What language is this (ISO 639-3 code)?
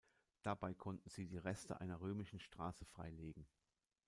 deu